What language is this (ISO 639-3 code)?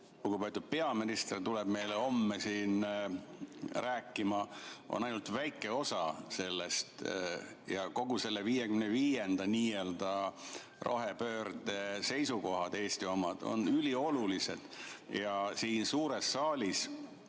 est